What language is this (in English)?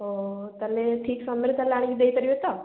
Odia